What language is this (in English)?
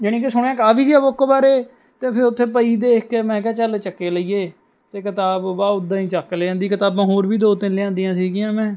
Punjabi